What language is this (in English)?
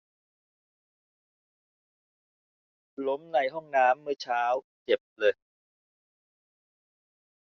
Thai